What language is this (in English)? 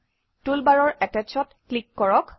Assamese